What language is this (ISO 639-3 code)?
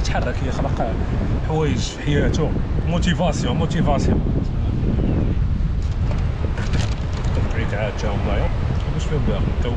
ara